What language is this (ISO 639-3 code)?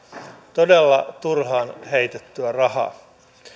fin